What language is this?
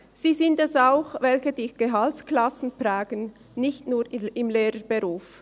Swiss German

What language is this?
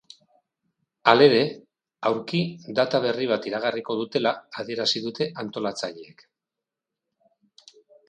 Basque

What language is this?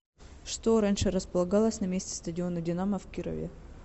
Russian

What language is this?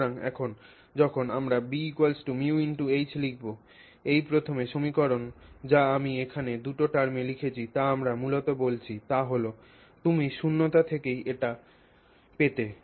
Bangla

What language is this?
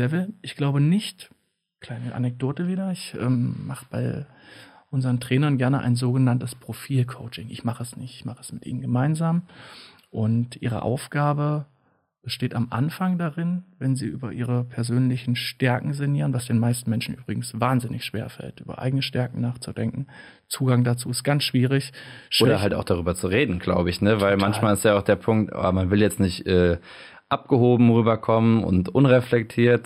German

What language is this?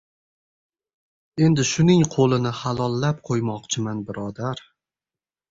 Uzbek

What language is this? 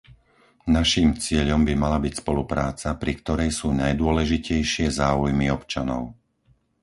Slovak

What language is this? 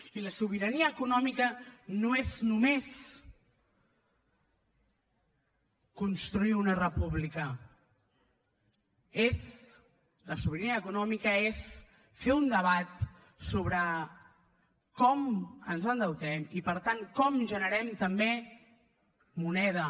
Catalan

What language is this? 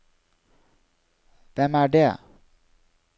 Norwegian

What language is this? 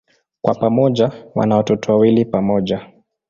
Swahili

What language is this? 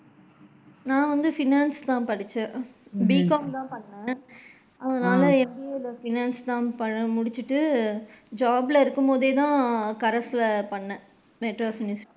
Tamil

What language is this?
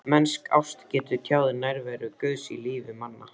Icelandic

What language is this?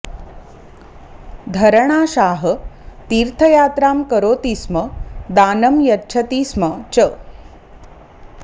Sanskrit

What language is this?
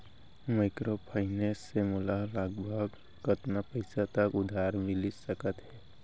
Chhattisgarhi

